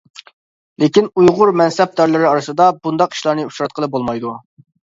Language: Uyghur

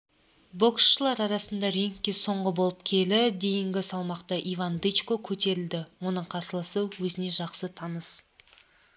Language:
Kazakh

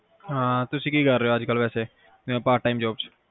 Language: Punjabi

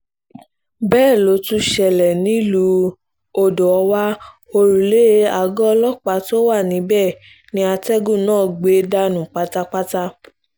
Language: Yoruba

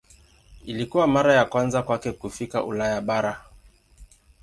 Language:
Swahili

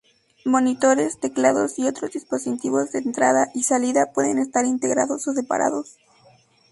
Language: Spanish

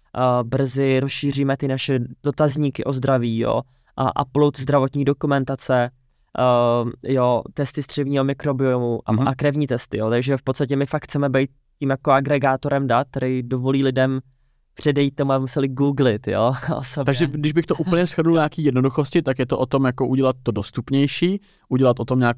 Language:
Czech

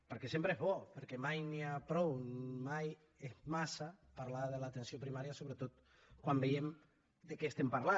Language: Catalan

